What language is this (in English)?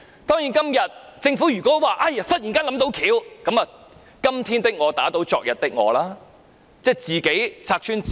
Cantonese